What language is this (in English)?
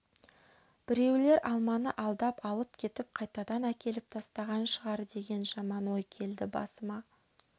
Kazakh